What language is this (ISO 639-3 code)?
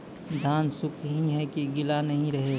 mai